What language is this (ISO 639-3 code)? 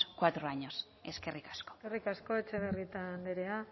eus